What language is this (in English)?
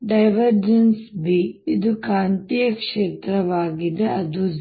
Kannada